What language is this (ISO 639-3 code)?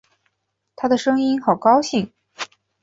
zho